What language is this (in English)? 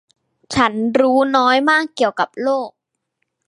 Thai